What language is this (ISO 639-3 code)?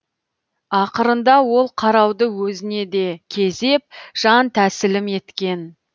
kaz